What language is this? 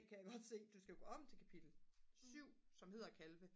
Danish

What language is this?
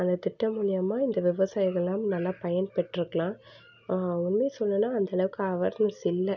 Tamil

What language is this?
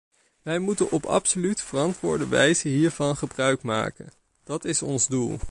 Dutch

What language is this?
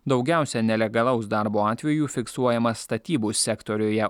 Lithuanian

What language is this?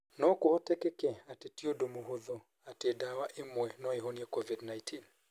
Kikuyu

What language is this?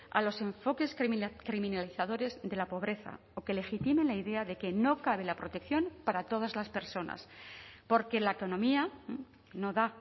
Spanish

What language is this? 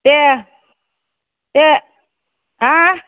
Bodo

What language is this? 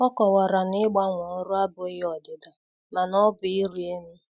Igbo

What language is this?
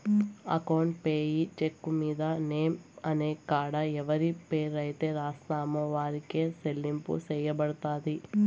Telugu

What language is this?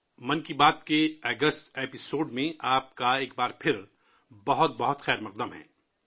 Urdu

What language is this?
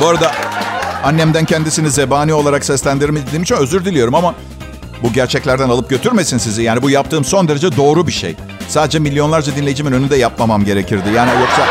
Turkish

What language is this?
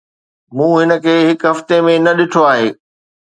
Sindhi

